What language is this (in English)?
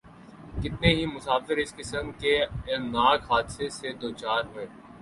Urdu